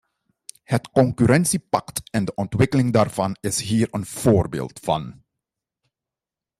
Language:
Dutch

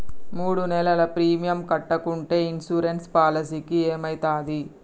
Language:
Telugu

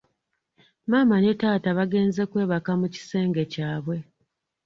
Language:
Ganda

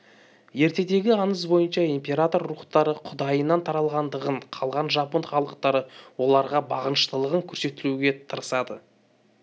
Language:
Kazakh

